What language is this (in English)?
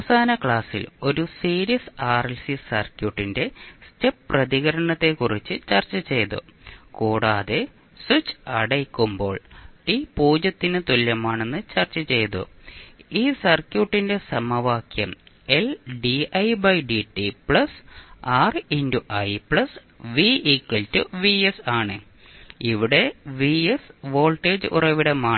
Malayalam